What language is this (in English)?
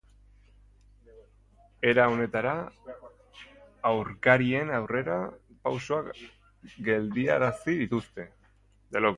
Basque